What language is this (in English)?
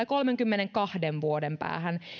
Finnish